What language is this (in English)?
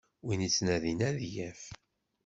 Kabyle